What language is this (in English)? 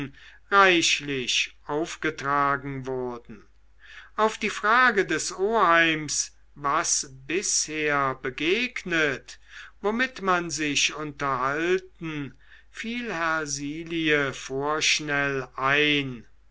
German